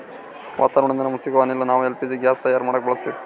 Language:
Kannada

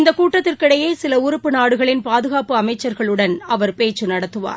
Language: Tamil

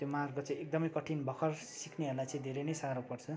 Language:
Nepali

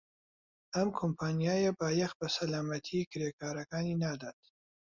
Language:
Central Kurdish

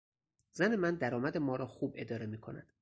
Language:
Persian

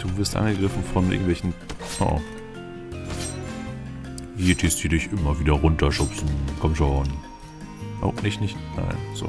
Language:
German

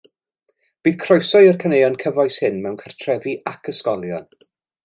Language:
Welsh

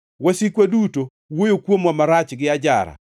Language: Luo (Kenya and Tanzania)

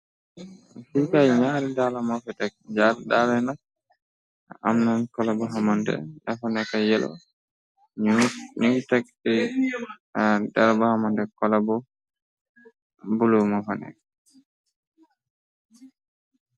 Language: Wolof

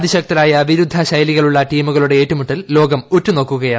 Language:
Malayalam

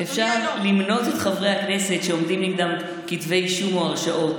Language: Hebrew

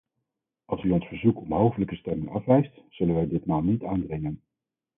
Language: Dutch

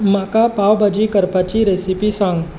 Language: Konkani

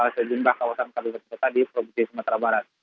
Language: Indonesian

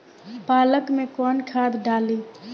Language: Bhojpuri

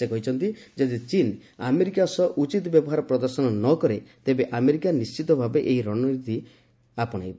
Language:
Odia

